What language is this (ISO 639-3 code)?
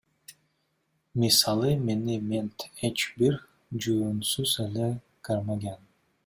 kir